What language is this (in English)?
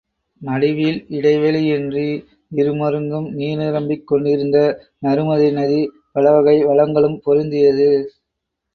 Tamil